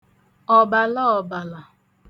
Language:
Igbo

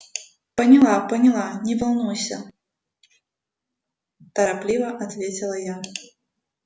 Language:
Russian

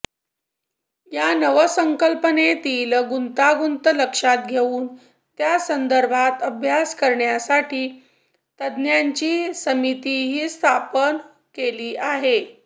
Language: Marathi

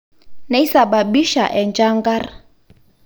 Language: Masai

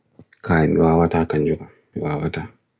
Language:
Bagirmi Fulfulde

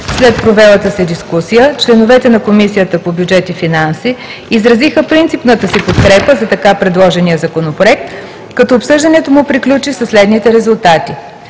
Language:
Bulgarian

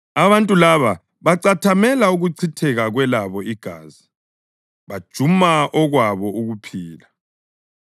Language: North Ndebele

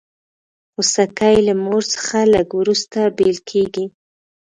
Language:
Pashto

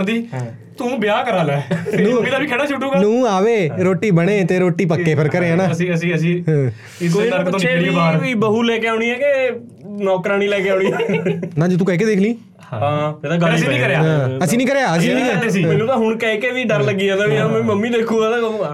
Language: Punjabi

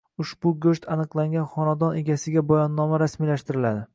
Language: Uzbek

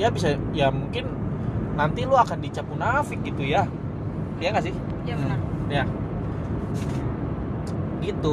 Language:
Indonesian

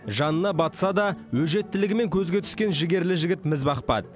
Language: Kazakh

